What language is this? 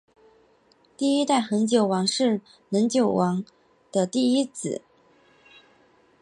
Chinese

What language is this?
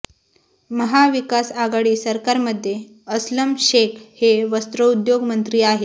Marathi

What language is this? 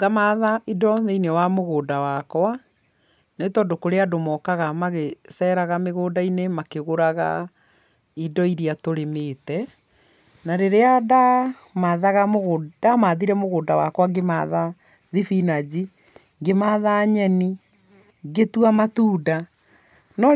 Kikuyu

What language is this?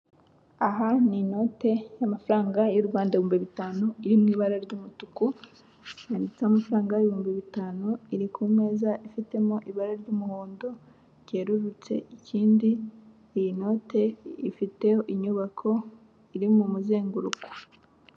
Kinyarwanda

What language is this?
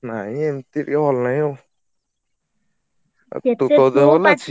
Odia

